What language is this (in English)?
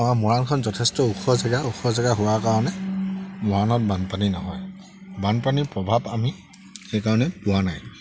Assamese